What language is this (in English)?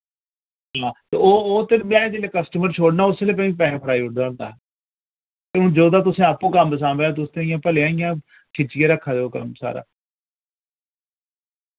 Dogri